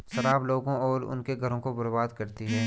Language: Hindi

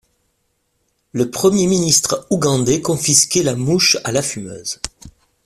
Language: French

